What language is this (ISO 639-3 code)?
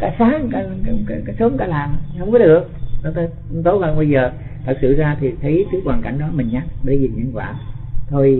vie